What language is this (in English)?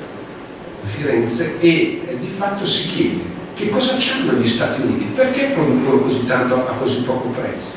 Italian